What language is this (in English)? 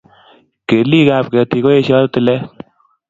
Kalenjin